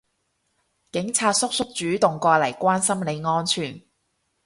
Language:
Cantonese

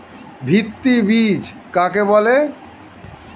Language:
Bangla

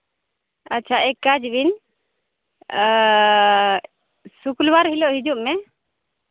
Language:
Santali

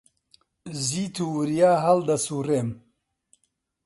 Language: Central Kurdish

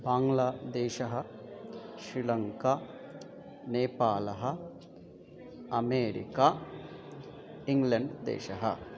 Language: Sanskrit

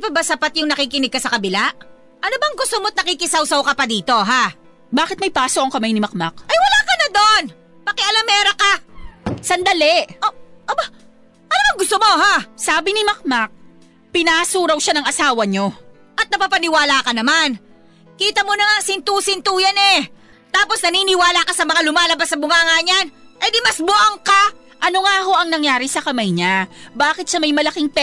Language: Filipino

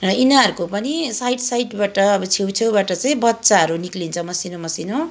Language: Nepali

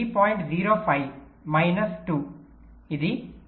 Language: Telugu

